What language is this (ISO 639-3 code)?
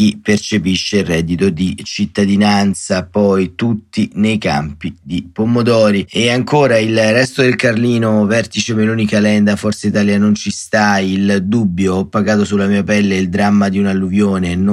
ita